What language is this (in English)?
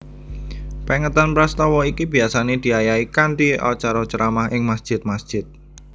Javanese